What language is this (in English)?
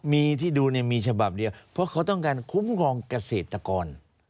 Thai